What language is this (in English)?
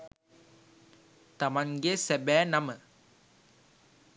Sinhala